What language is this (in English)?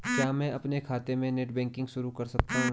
Hindi